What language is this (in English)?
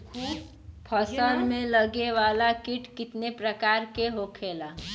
Bhojpuri